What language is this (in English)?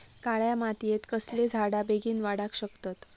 Marathi